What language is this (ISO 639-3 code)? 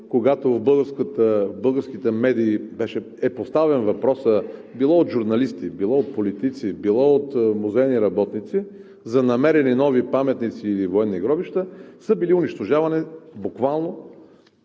bul